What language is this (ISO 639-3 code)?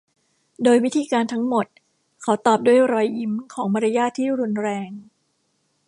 tha